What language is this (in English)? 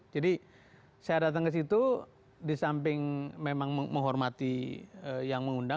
Indonesian